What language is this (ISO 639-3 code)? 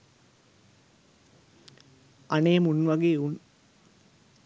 sin